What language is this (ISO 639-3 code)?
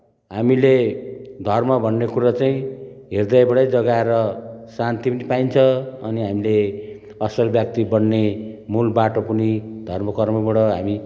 nep